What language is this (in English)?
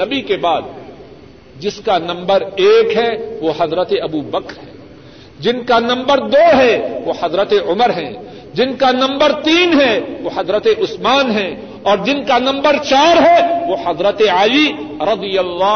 Urdu